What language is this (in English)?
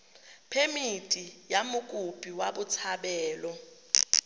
Tswana